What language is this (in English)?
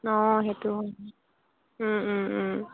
Assamese